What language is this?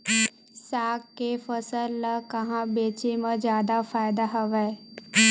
Chhattisgarhi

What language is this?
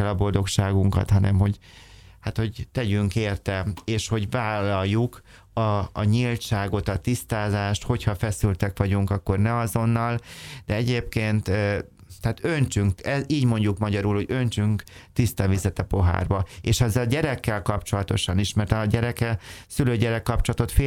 Hungarian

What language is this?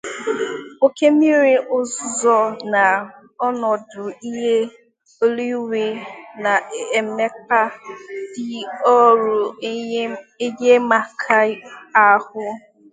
Igbo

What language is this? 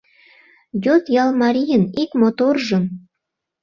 Mari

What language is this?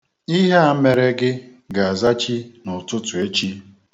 Igbo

